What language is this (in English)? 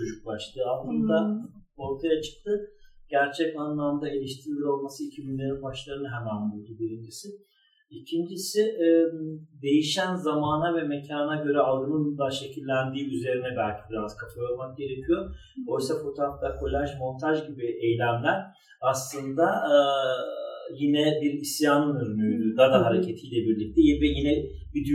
Turkish